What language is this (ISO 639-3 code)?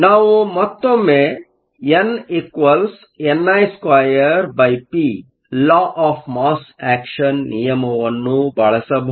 kan